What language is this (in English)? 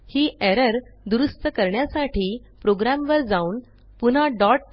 Marathi